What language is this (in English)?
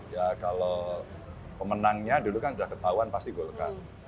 Indonesian